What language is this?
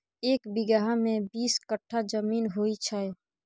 Maithili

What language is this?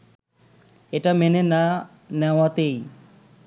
Bangla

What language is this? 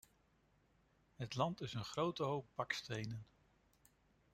Dutch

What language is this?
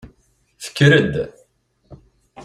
Kabyle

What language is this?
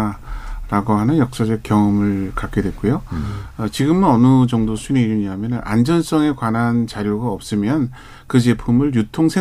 Korean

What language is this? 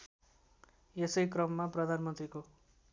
Nepali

